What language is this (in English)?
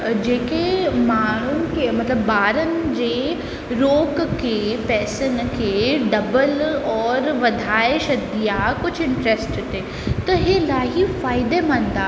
Sindhi